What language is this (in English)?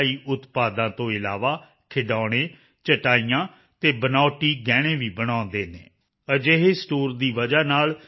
Punjabi